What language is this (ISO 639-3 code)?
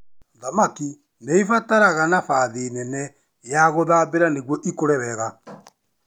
kik